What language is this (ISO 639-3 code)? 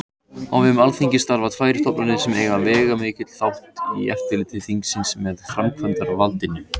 isl